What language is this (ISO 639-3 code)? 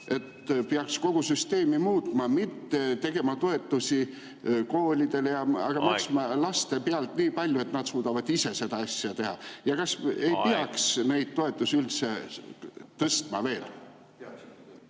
est